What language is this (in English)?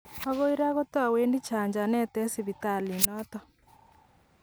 Kalenjin